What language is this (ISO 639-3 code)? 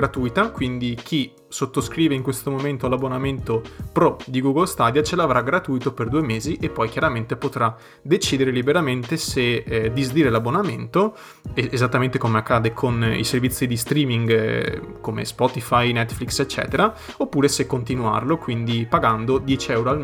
ita